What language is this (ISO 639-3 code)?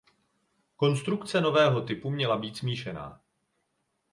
ces